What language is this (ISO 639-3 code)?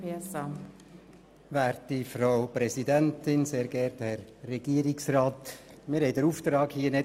gsw